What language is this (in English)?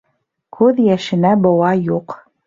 Bashkir